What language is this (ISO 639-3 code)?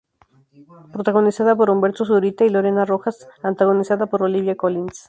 spa